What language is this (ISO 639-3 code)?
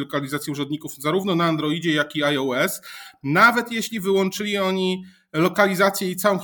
pol